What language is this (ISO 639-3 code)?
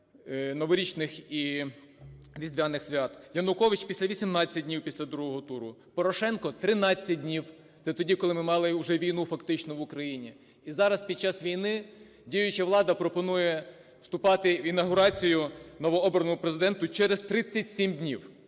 ukr